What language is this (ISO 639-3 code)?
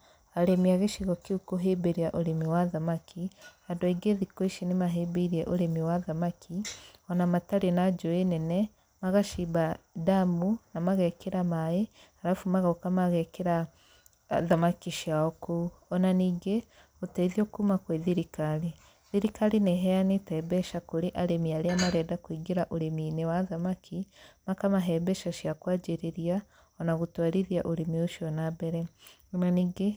kik